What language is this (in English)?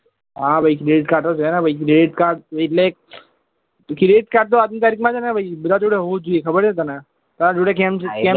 Gujarati